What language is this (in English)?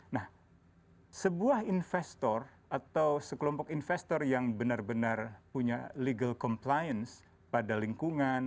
Indonesian